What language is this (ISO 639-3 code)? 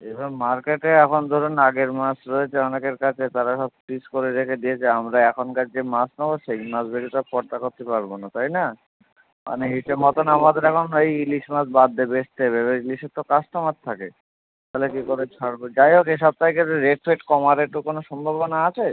ben